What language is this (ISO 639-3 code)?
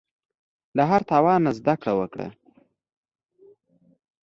pus